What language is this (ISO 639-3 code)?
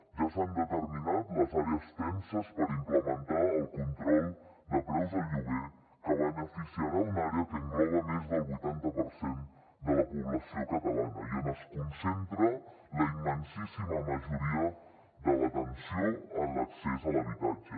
cat